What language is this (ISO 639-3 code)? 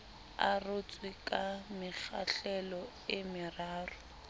sot